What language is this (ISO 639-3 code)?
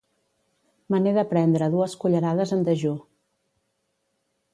cat